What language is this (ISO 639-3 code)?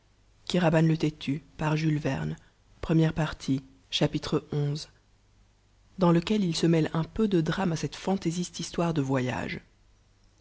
fra